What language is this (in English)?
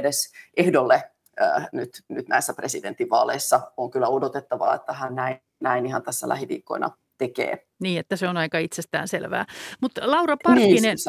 Finnish